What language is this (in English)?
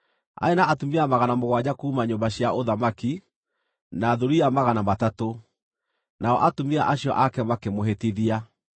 Kikuyu